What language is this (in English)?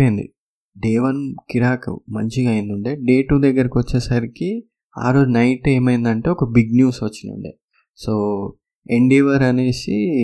Telugu